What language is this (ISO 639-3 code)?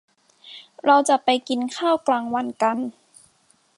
tha